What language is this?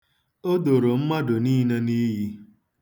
Igbo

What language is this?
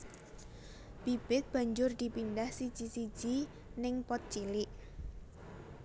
Javanese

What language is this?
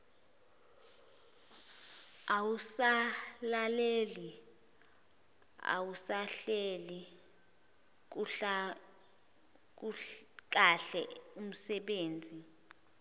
Zulu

